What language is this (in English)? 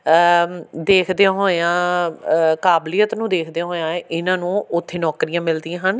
Punjabi